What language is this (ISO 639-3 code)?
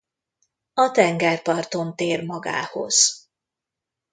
hun